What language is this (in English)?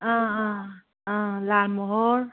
Manipuri